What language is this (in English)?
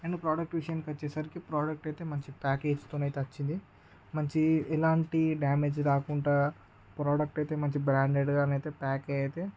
Telugu